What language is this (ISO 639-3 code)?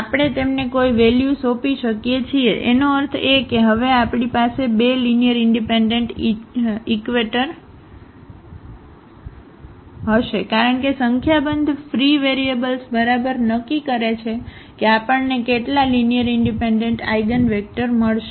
guj